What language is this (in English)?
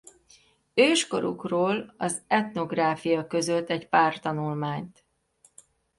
Hungarian